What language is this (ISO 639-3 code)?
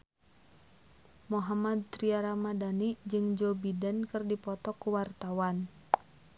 sun